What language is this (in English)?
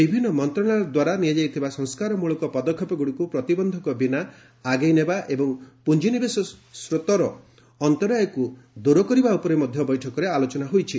Odia